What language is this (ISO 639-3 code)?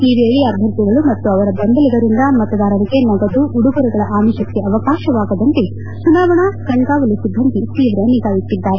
kan